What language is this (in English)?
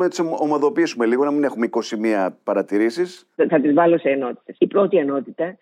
Greek